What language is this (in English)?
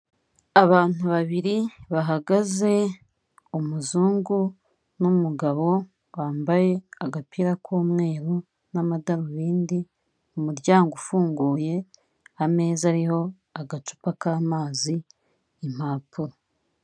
Kinyarwanda